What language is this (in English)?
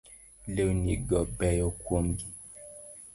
Luo (Kenya and Tanzania)